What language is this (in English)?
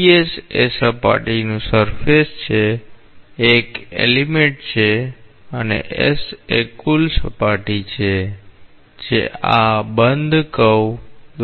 Gujarati